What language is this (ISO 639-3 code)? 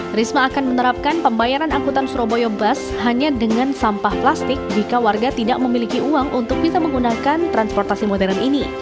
ind